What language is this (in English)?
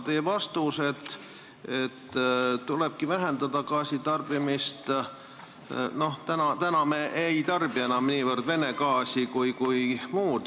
Estonian